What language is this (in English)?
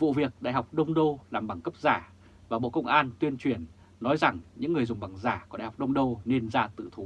Vietnamese